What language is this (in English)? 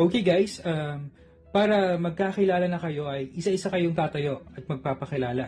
Filipino